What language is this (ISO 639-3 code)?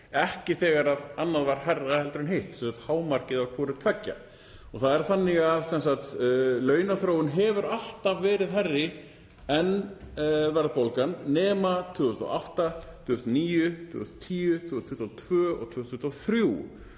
isl